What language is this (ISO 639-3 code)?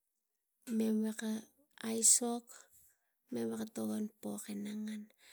tgc